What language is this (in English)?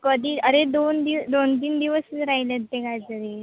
Marathi